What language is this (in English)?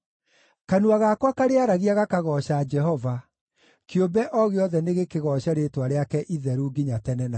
Kikuyu